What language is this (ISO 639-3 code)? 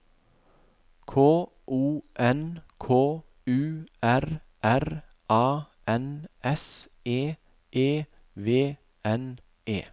nor